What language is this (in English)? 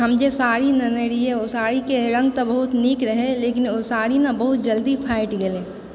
Maithili